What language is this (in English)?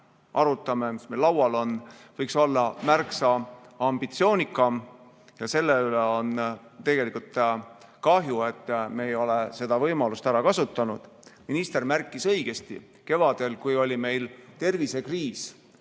Estonian